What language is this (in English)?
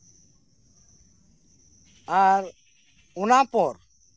Santali